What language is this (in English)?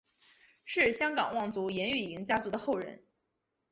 Chinese